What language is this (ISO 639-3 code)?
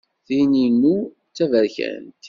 kab